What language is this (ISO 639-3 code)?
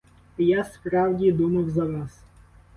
ukr